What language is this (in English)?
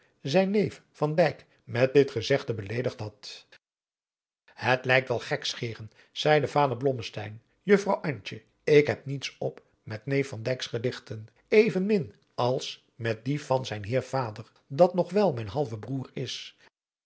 Dutch